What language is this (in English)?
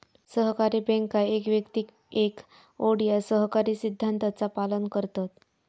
Marathi